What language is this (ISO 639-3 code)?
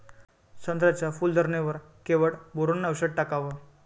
mar